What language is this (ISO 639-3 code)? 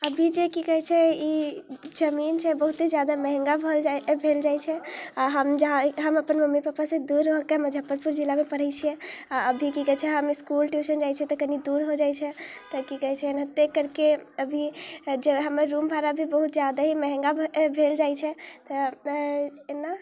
mai